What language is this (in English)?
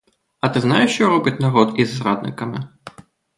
Ukrainian